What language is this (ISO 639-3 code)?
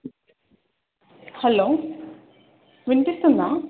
tel